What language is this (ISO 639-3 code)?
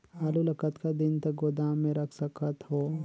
hne